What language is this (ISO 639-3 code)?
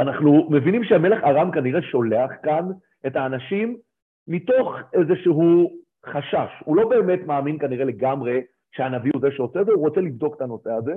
heb